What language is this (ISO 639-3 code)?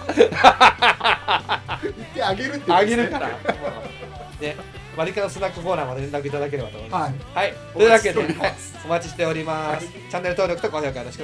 jpn